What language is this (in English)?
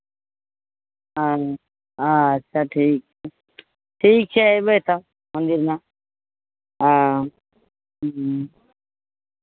Maithili